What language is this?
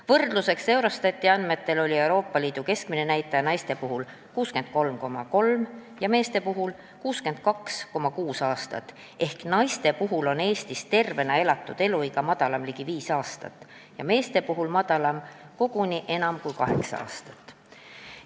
Estonian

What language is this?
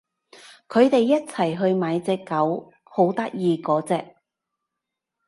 Cantonese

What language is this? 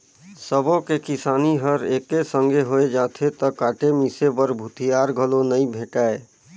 Chhattisgarhi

